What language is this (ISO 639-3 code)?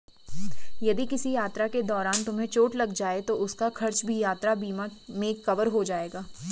hin